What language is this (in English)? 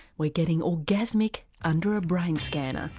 English